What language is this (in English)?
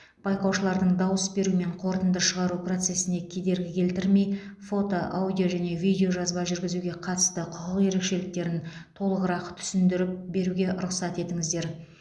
Kazakh